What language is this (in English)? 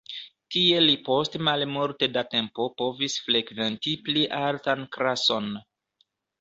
Esperanto